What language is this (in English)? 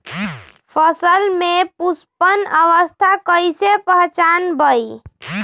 Magahi